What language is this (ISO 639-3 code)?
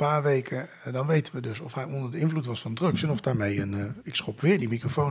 nld